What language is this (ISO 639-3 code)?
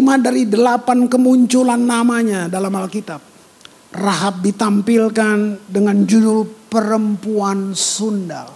ind